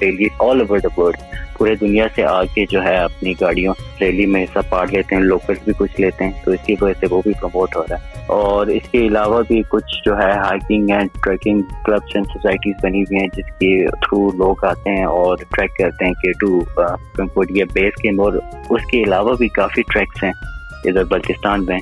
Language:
Urdu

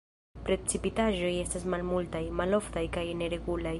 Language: Esperanto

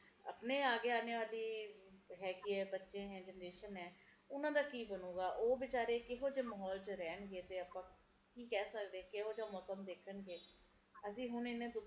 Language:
Punjabi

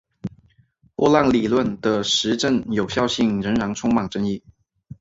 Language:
Chinese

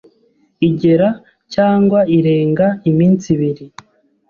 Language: Kinyarwanda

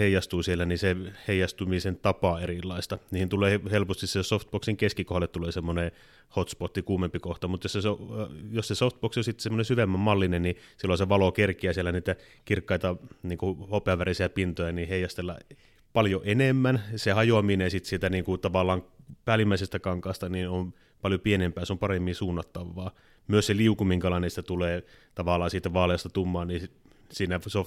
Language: Finnish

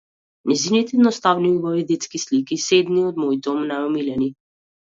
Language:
Macedonian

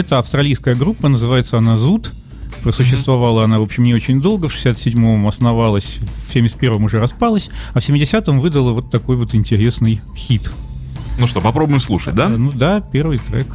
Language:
Russian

